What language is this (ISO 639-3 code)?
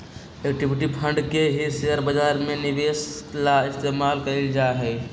mag